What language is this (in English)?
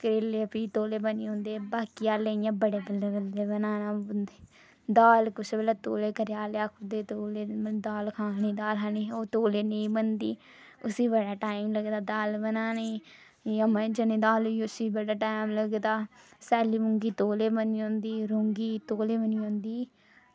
Dogri